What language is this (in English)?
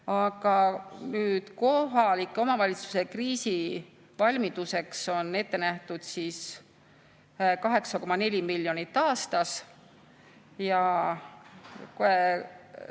Estonian